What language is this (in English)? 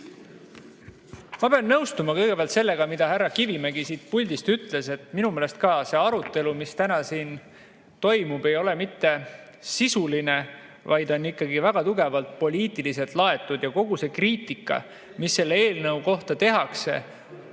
Estonian